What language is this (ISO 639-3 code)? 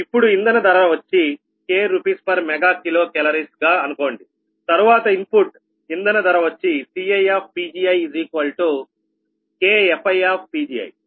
tel